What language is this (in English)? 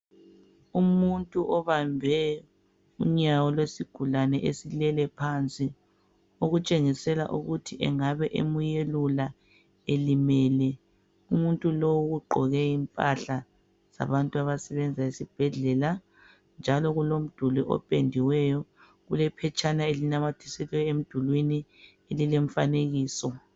North Ndebele